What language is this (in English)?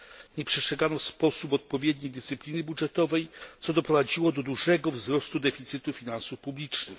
Polish